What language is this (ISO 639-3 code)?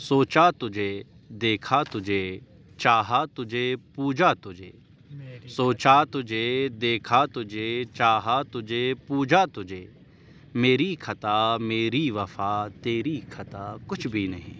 urd